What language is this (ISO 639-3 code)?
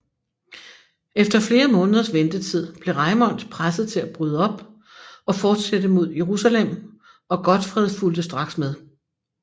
dan